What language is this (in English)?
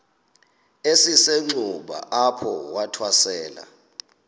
Xhosa